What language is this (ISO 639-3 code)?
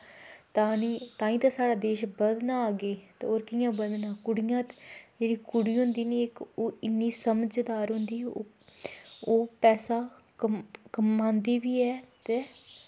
doi